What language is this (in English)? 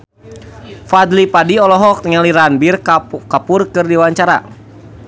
Sundanese